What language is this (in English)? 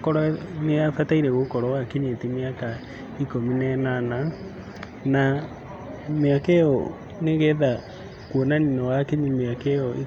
Kikuyu